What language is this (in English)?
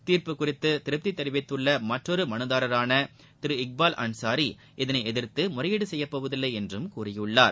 Tamil